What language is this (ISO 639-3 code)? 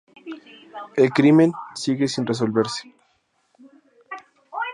spa